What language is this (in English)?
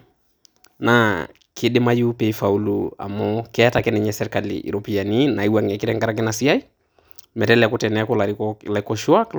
Masai